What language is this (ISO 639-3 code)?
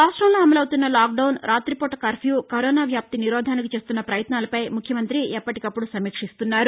tel